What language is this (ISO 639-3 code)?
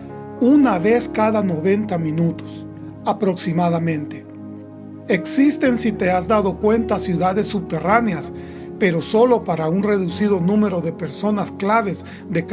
spa